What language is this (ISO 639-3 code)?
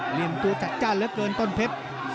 tha